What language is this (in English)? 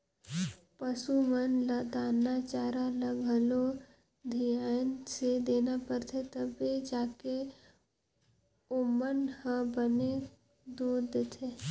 Chhattisgarhi